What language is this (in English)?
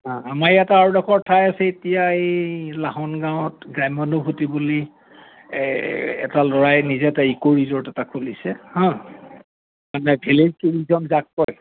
Assamese